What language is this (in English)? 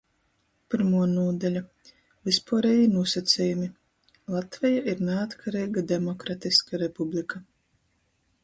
Latgalian